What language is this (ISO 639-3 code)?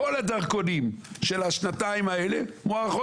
heb